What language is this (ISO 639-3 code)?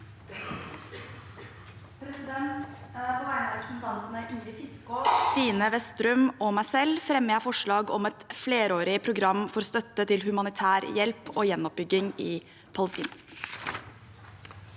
nor